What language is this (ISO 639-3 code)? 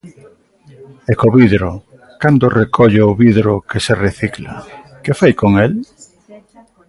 glg